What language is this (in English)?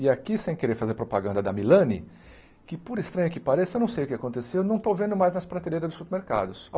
Portuguese